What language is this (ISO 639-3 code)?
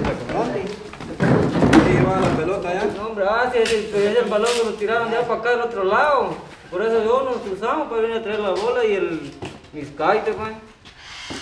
spa